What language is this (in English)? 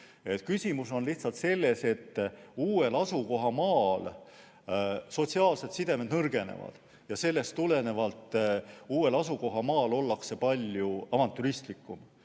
Estonian